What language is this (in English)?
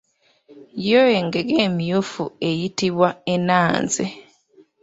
Ganda